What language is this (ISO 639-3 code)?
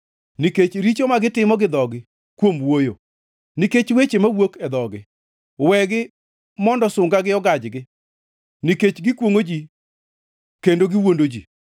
luo